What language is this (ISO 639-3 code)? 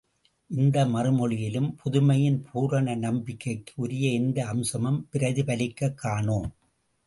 tam